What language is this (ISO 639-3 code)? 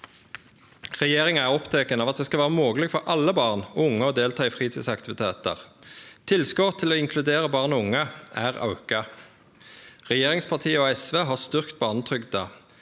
nor